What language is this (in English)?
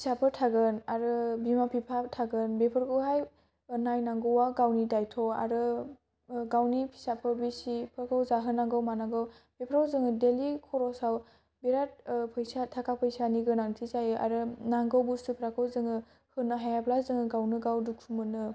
Bodo